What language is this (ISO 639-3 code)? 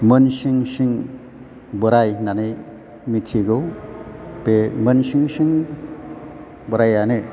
brx